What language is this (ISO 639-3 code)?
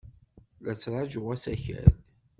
kab